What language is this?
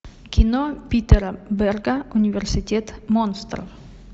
Russian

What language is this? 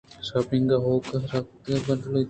Eastern Balochi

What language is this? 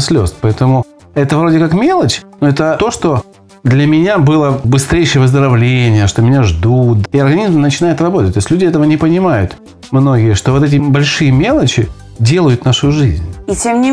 Russian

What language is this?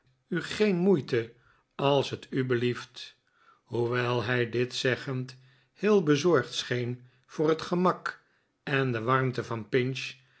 Dutch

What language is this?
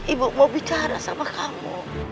Indonesian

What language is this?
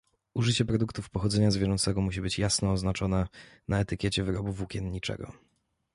Polish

